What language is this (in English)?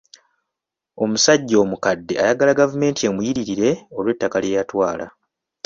Ganda